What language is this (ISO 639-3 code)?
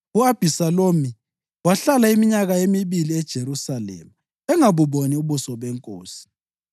nde